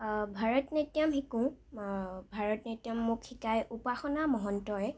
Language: Assamese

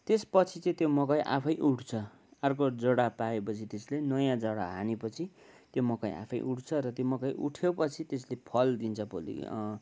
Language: Nepali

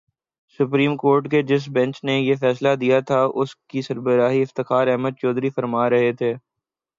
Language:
Urdu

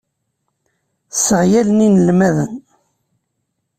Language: Kabyle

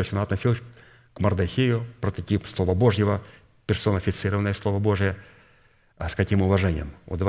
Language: Russian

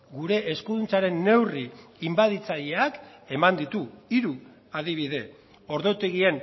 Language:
Basque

